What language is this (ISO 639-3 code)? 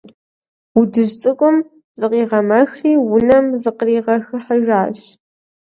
kbd